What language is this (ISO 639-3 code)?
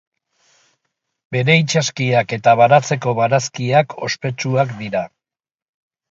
eus